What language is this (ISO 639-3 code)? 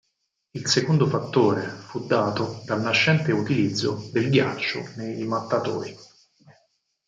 ita